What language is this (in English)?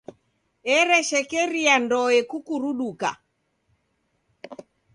Taita